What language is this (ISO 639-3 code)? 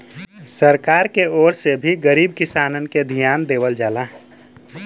bho